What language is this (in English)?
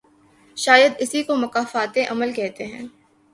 Urdu